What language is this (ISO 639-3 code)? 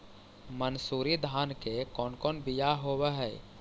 mag